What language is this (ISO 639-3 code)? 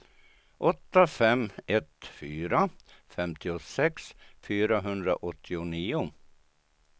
swe